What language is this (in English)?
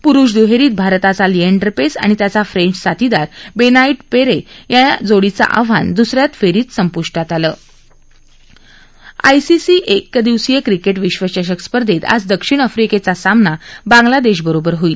Marathi